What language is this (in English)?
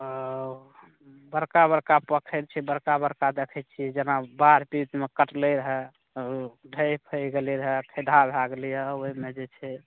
Maithili